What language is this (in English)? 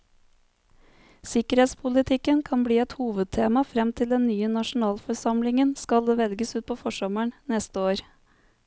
Norwegian